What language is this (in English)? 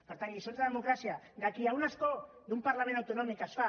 Catalan